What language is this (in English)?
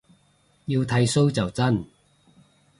Cantonese